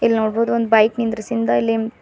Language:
Kannada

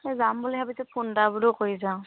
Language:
Assamese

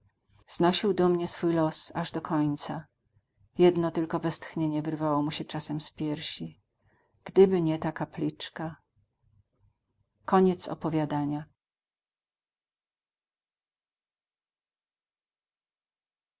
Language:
Polish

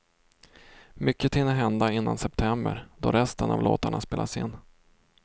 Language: Swedish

